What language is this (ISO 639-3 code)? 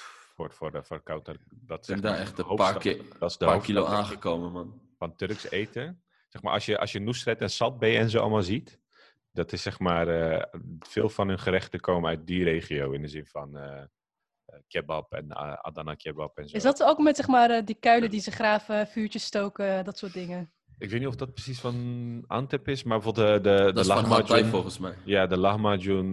nld